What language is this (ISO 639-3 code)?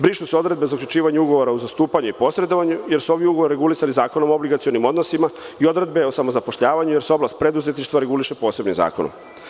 srp